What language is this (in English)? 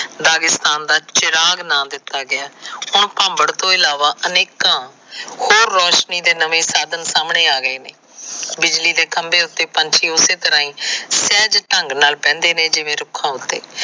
Punjabi